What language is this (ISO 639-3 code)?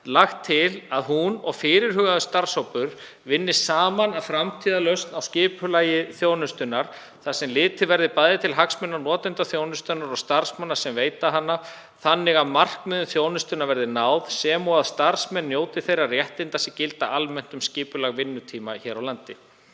isl